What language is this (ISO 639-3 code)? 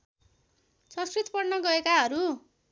nep